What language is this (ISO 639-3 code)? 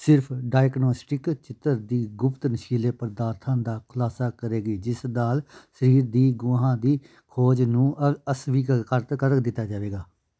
pan